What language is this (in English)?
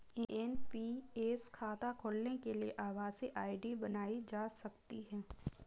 Hindi